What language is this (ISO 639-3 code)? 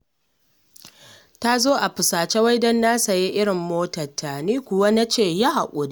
hau